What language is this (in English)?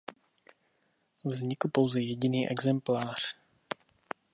Czech